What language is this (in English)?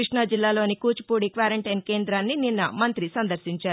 Telugu